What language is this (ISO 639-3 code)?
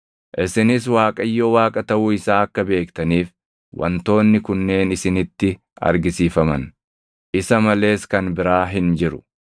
orm